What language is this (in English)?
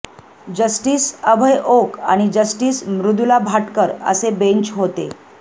Marathi